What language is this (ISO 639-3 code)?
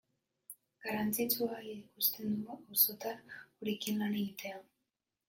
eus